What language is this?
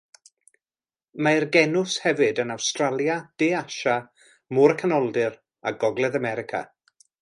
Welsh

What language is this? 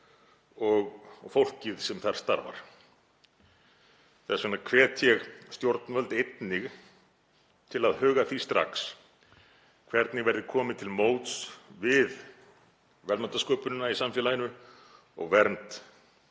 Icelandic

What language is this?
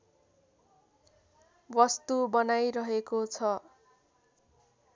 Nepali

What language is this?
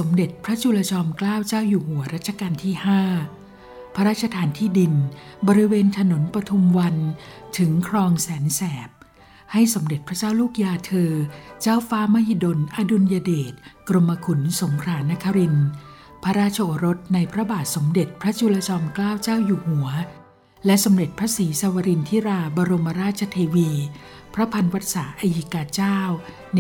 Thai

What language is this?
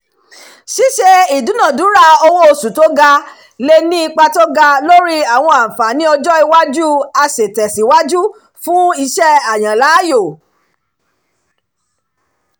Yoruba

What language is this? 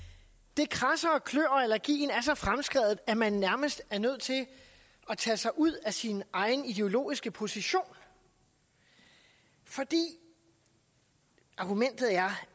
Danish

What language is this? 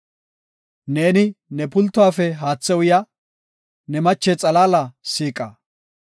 Gofa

